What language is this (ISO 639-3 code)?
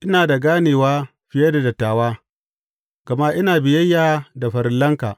hau